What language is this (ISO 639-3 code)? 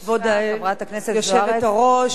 heb